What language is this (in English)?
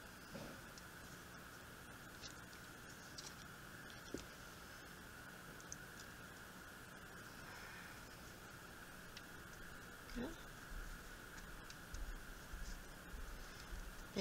English